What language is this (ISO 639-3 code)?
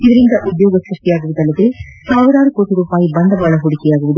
kan